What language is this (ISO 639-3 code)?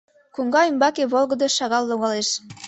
chm